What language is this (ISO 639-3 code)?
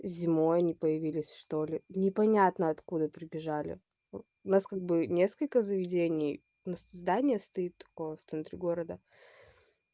rus